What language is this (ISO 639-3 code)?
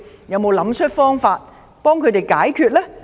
yue